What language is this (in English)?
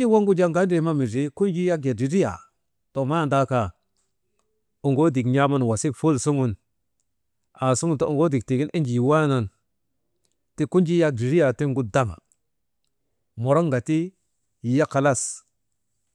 Maba